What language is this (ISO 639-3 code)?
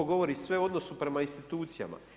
hrv